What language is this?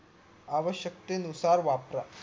Marathi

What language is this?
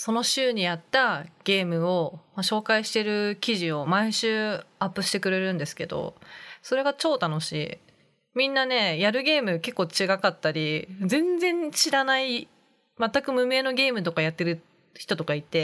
Japanese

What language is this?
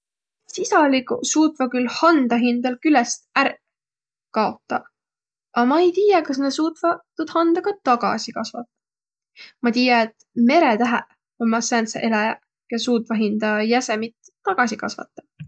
Võro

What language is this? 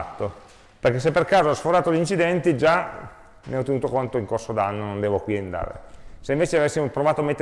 Italian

